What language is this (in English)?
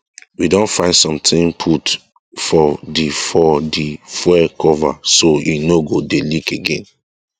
Nigerian Pidgin